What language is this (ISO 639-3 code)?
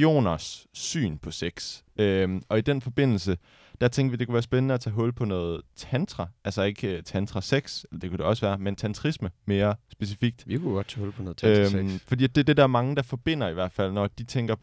dan